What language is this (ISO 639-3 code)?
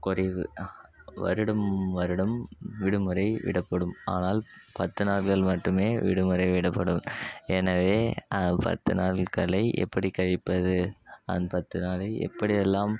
tam